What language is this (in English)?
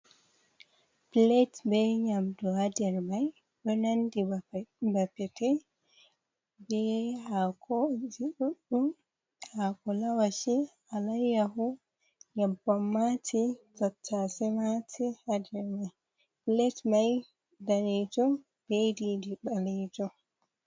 Fula